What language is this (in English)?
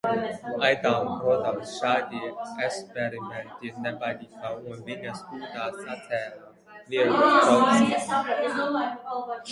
Latvian